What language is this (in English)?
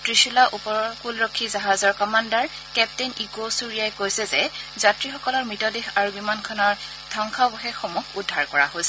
Assamese